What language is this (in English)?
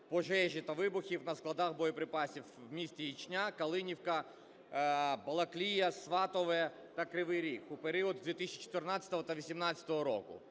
Ukrainian